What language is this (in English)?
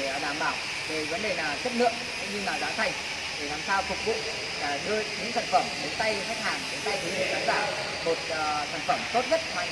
Vietnamese